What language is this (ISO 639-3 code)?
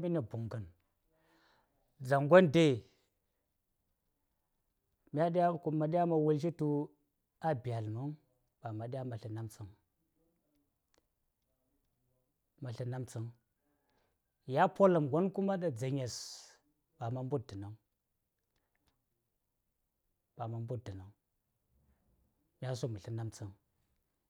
say